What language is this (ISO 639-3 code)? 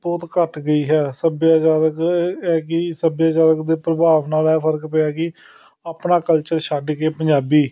pan